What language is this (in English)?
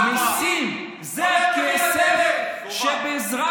Hebrew